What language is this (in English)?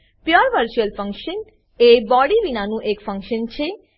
Gujarati